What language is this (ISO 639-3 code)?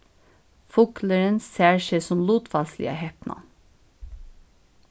fao